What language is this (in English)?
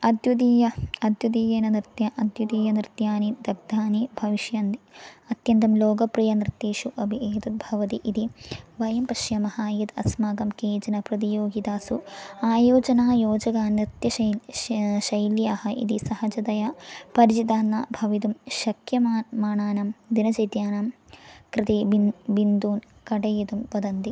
Sanskrit